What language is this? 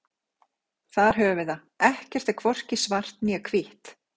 Icelandic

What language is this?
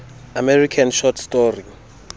Xhosa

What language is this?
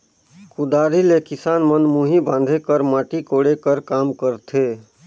Chhattisgarhi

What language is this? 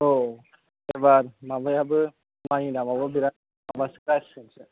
Bodo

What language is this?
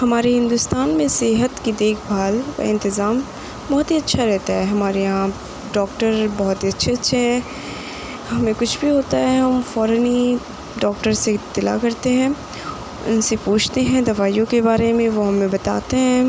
Urdu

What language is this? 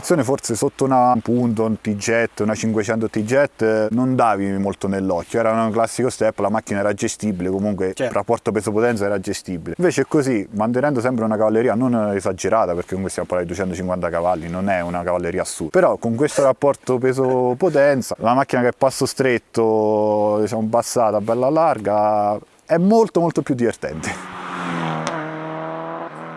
Italian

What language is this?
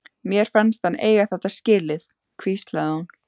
Icelandic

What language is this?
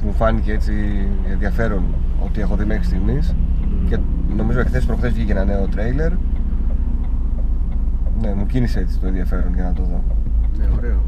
Greek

